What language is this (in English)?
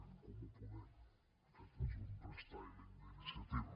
Catalan